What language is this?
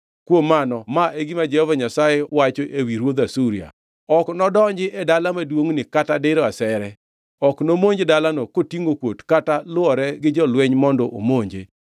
Luo (Kenya and Tanzania)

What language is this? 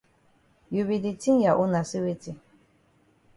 Cameroon Pidgin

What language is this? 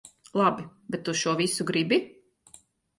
Latvian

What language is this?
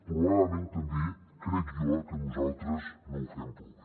Catalan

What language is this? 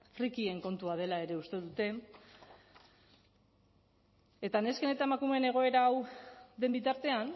Basque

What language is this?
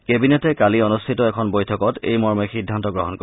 Assamese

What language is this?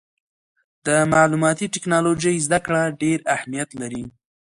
Pashto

